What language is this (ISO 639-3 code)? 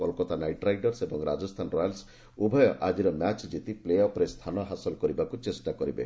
ori